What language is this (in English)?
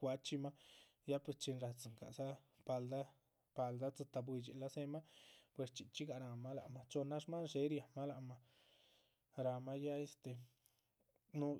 Chichicapan Zapotec